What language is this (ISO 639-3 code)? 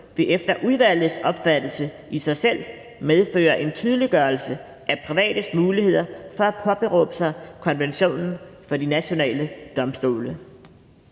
dan